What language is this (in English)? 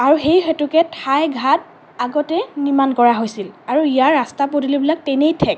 Assamese